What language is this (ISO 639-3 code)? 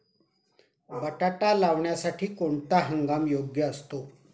mar